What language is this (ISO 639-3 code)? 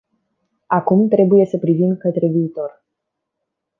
ron